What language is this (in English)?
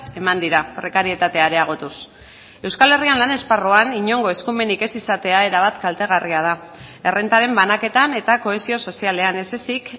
Basque